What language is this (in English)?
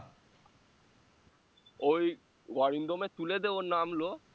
Bangla